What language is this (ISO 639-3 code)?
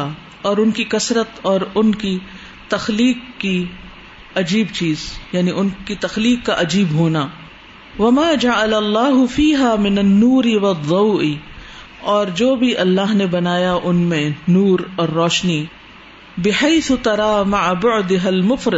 urd